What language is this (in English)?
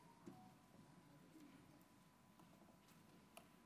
Hebrew